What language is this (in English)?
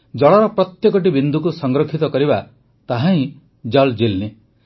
Odia